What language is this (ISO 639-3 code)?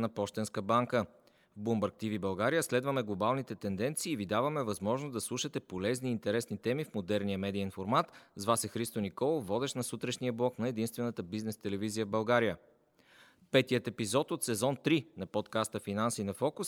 bul